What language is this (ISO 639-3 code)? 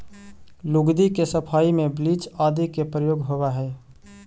mag